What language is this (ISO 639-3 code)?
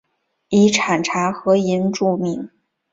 zho